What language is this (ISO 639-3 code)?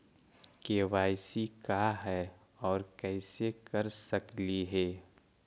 mag